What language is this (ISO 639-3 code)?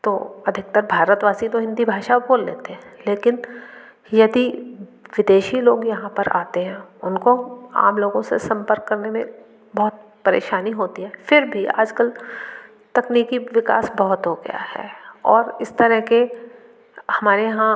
hin